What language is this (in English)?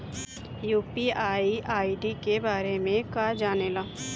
Bhojpuri